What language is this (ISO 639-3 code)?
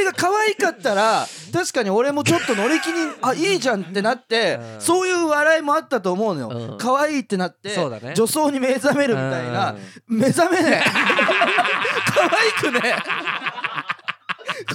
jpn